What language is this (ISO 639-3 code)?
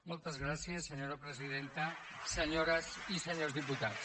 cat